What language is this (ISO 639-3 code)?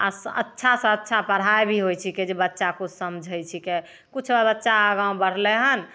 mai